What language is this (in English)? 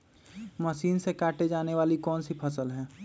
Magahi